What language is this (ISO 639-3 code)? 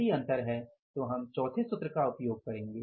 hin